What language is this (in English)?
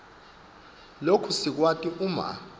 Swati